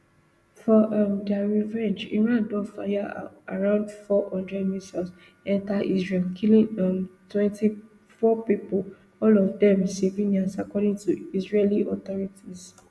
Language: Nigerian Pidgin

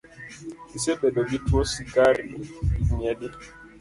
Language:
Luo (Kenya and Tanzania)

